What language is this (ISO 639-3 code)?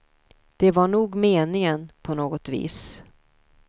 swe